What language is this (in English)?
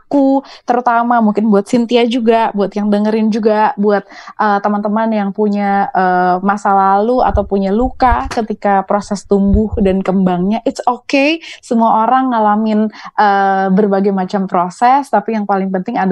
Indonesian